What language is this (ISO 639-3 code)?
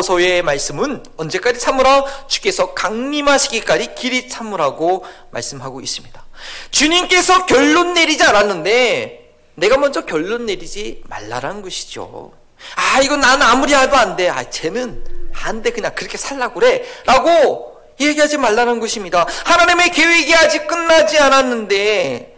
kor